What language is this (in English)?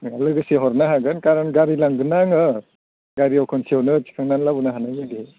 Bodo